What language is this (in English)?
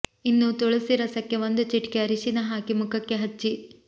Kannada